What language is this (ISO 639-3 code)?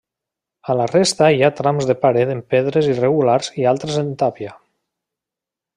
cat